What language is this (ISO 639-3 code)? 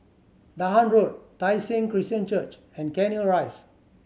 eng